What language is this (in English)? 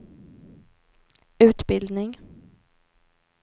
Swedish